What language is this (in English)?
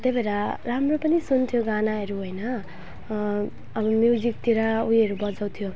Nepali